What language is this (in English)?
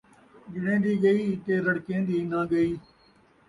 Saraiki